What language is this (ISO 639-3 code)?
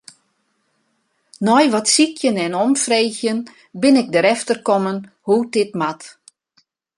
fry